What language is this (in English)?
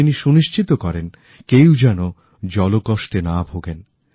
Bangla